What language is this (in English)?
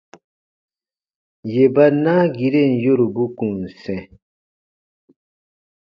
Baatonum